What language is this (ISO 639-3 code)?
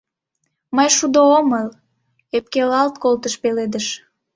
chm